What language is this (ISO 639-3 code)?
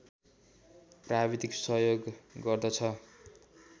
nep